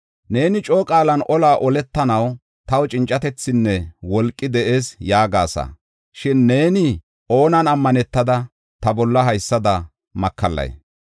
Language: Gofa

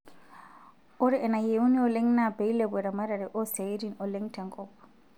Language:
Masai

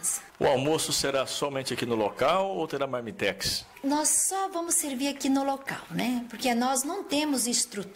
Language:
Portuguese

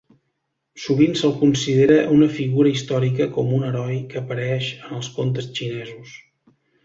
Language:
Catalan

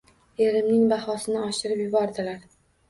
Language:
Uzbek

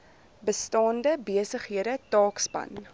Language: Afrikaans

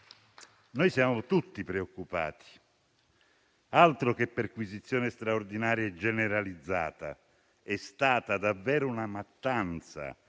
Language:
Italian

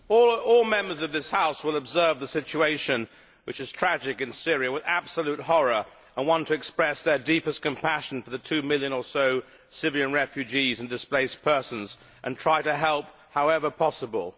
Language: English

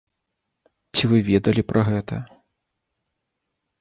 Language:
Belarusian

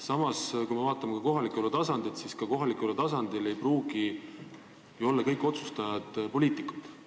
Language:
Estonian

